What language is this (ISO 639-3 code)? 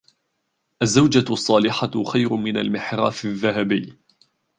ara